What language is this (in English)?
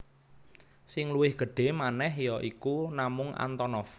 Javanese